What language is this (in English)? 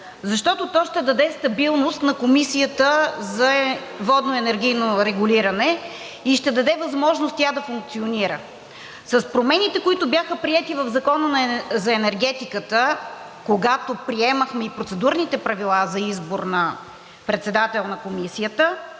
Bulgarian